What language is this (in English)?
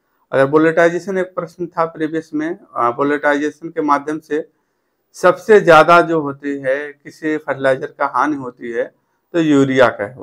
Hindi